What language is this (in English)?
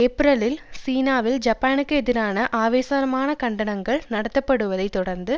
Tamil